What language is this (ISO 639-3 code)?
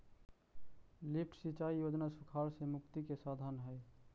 mag